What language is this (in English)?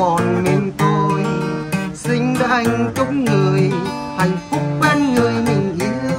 Vietnamese